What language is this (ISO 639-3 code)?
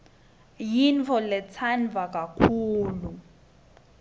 ssw